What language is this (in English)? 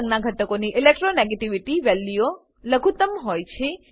Gujarati